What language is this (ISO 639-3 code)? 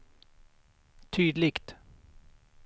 swe